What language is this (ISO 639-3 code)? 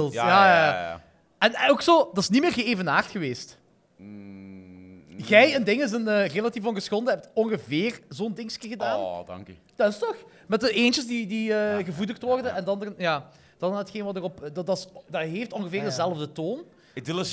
nld